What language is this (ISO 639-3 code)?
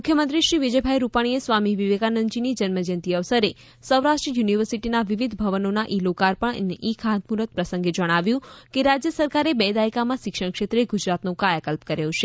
guj